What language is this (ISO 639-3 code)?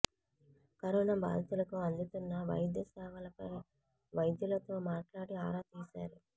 tel